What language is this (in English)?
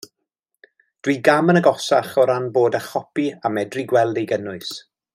Welsh